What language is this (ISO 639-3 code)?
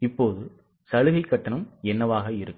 tam